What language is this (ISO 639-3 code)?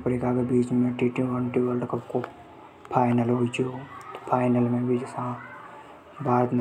hoj